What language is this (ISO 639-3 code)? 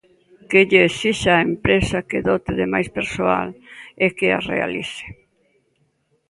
glg